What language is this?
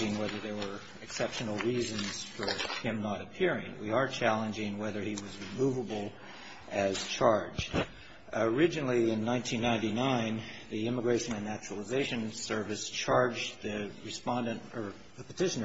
English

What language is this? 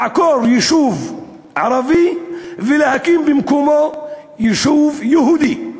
Hebrew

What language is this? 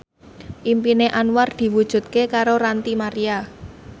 Javanese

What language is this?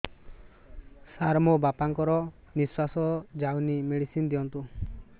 Odia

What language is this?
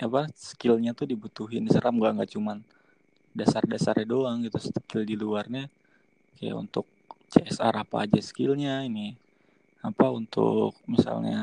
Indonesian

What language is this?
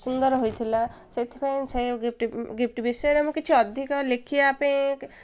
Odia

